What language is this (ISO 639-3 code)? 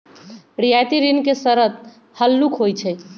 mag